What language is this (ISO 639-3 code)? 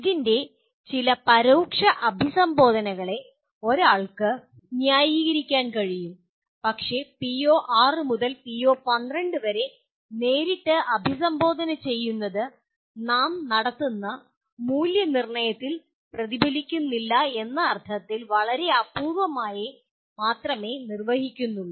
mal